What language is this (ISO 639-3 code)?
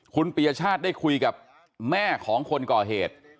tha